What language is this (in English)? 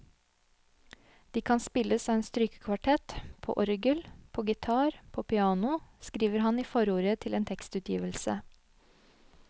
Norwegian